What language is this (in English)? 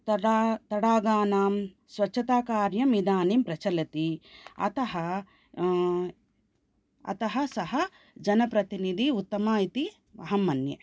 Sanskrit